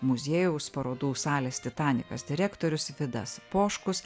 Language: Lithuanian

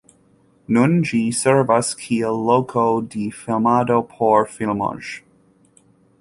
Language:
Esperanto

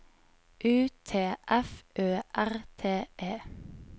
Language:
Norwegian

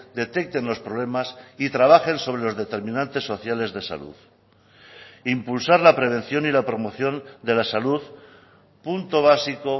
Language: Spanish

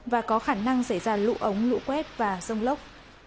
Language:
Vietnamese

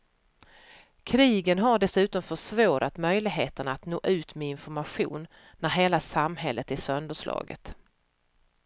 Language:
Swedish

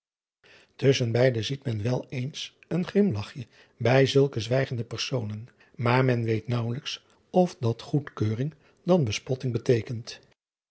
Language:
Dutch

